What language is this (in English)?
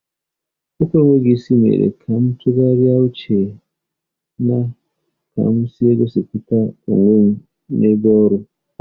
Igbo